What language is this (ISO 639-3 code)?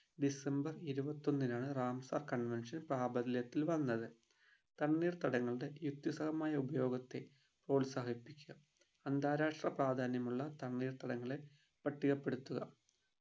mal